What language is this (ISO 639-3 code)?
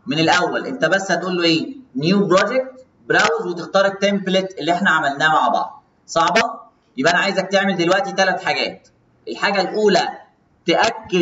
ara